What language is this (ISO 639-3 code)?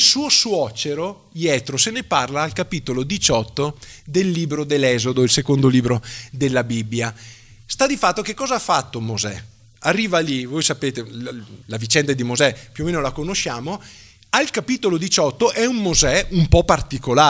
ita